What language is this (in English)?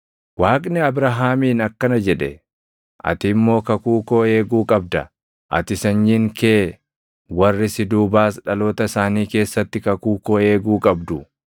Oromo